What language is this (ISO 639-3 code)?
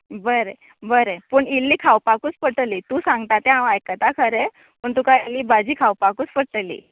kok